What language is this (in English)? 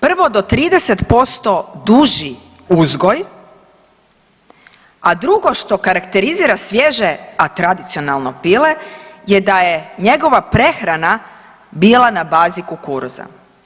Croatian